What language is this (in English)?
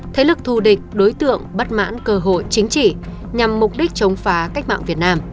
Vietnamese